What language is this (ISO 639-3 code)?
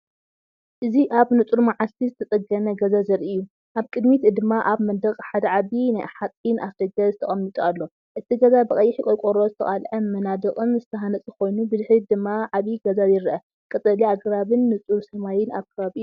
tir